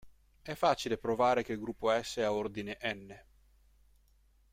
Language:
Italian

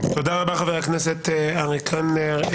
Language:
Hebrew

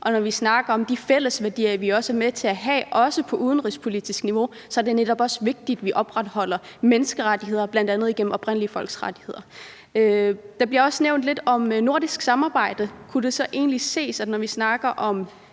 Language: Danish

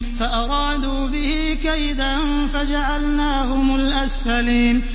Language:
Arabic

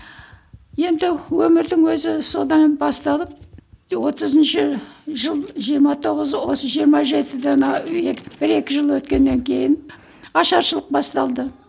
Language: Kazakh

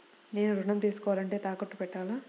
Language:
Telugu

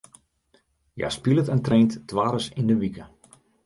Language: Western Frisian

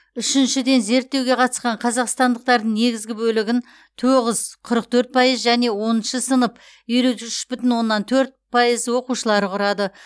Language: Kazakh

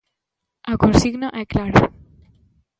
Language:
Galician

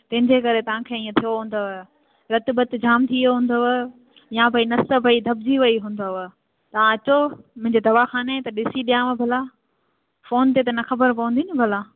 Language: Sindhi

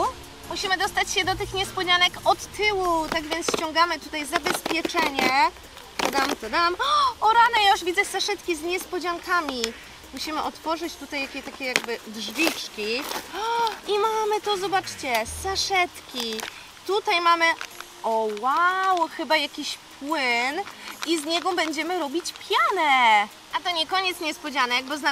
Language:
Polish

